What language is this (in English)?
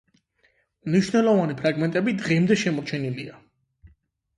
Georgian